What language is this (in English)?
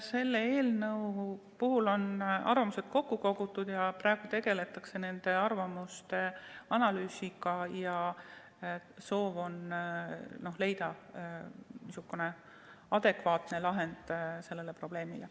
Estonian